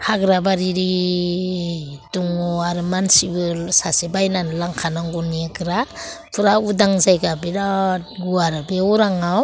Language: Bodo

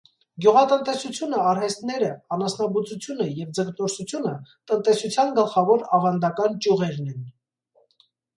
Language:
Armenian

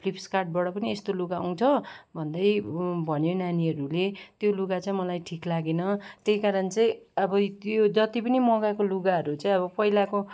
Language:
Nepali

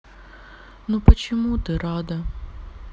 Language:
Russian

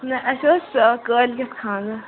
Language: Kashmiri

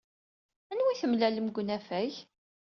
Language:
Kabyle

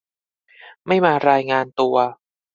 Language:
Thai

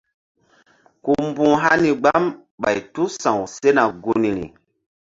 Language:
Mbum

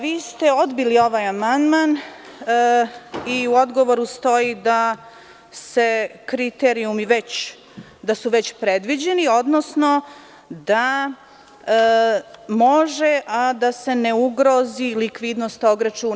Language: Serbian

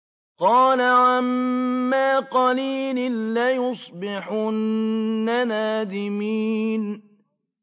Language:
Arabic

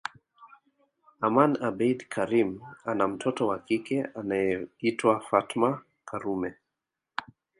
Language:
Swahili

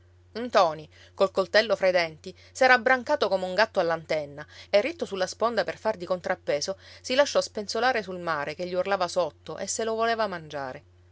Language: Italian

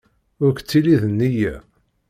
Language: Kabyle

